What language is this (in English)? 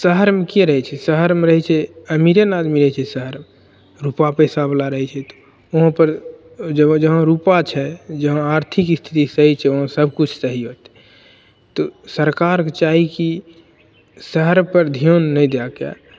Maithili